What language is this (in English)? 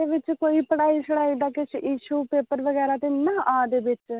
Dogri